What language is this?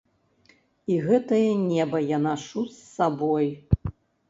Belarusian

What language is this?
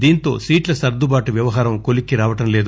Telugu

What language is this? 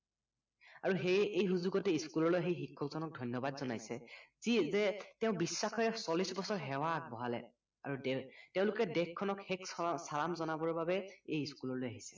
Assamese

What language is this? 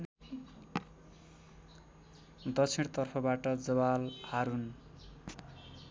Nepali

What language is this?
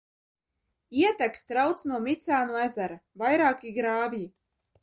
Latvian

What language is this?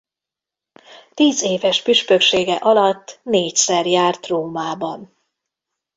Hungarian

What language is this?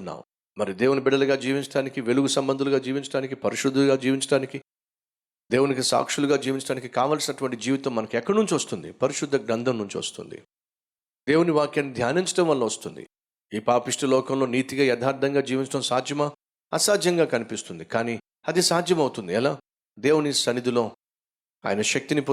Telugu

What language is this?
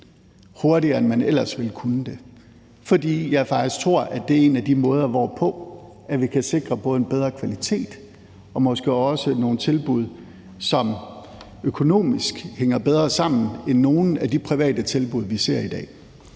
Danish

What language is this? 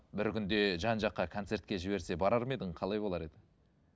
Kazakh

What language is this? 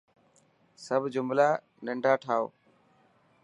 Dhatki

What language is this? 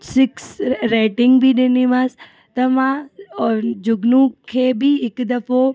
Sindhi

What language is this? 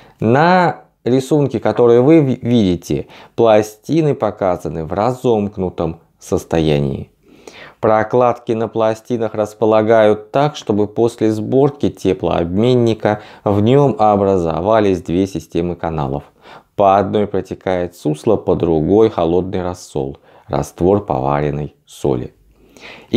Russian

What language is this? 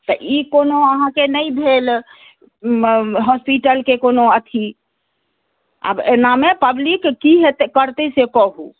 Maithili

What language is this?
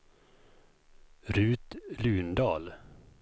Swedish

